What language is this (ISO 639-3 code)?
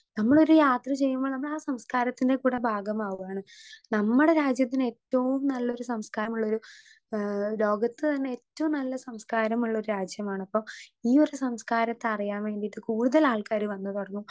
mal